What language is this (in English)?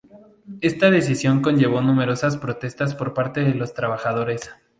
Spanish